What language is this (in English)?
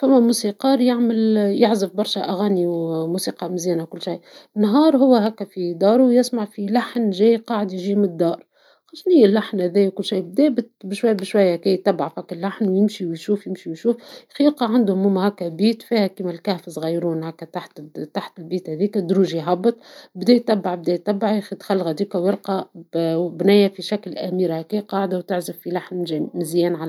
Tunisian Arabic